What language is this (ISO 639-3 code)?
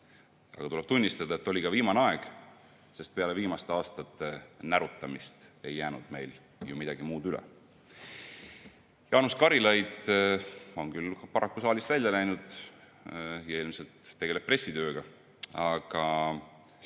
est